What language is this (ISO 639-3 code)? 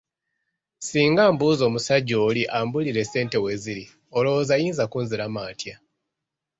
lug